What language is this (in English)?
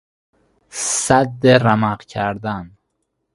Persian